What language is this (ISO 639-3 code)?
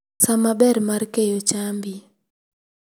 luo